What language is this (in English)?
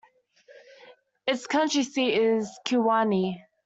English